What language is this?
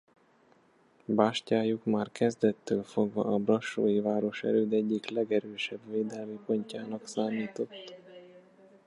Hungarian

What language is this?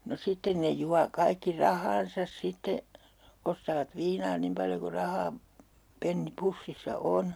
Finnish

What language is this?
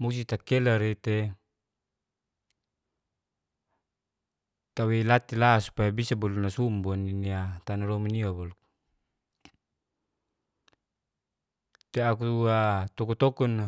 Geser-Gorom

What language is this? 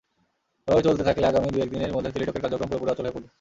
Bangla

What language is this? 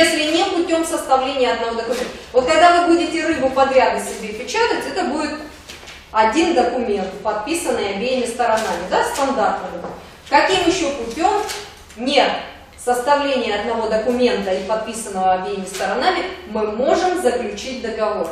Russian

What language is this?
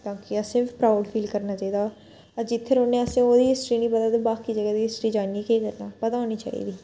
Dogri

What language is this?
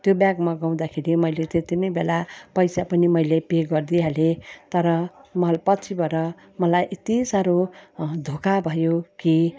Nepali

